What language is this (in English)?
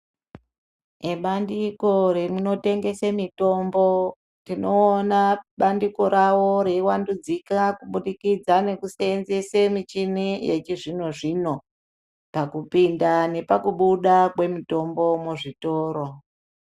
Ndau